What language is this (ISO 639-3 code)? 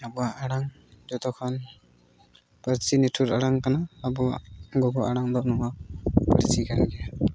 sat